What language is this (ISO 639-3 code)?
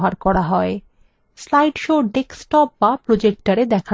ben